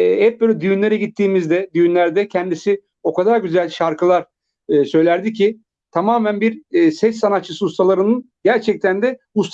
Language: Turkish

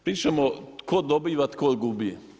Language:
Croatian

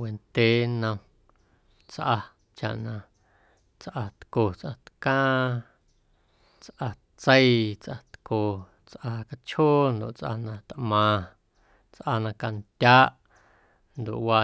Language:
Guerrero Amuzgo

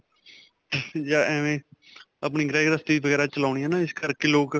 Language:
Punjabi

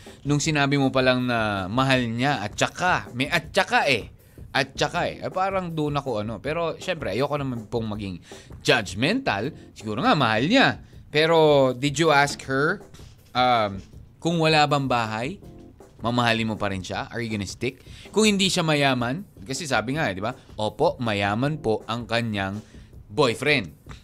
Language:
Filipino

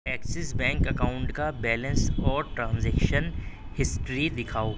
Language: Urdu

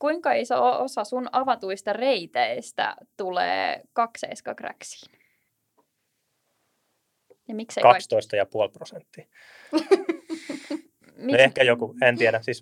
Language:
Finnish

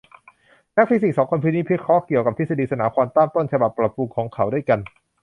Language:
Thai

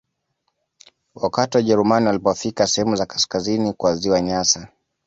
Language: Swahili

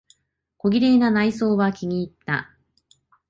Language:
Japanese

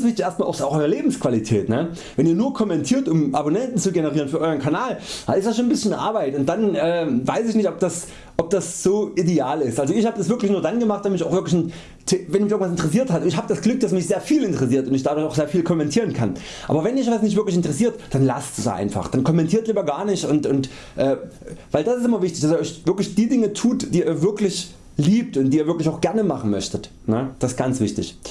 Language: German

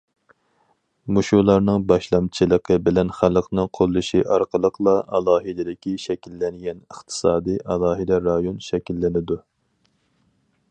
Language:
Uyghur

